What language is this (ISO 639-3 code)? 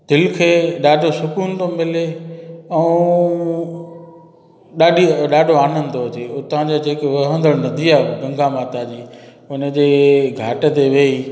snd